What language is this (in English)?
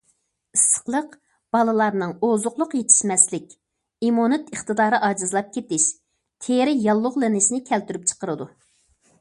Uyghur